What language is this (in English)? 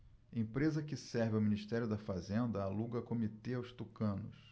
Portuguese